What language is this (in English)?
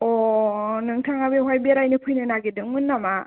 Bodo